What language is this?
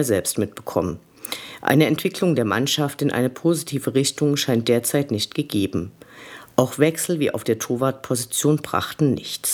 German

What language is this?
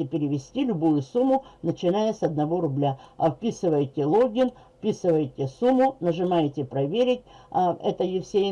Russian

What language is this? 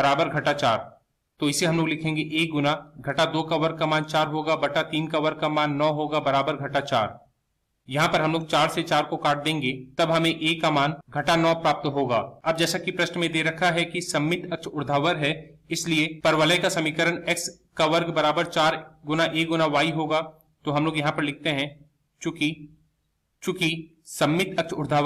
Hindi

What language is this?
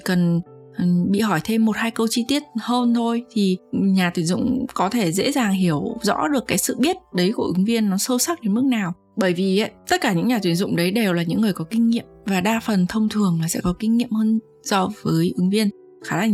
Vietnamese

